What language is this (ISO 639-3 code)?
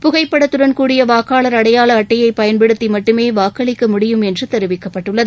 tam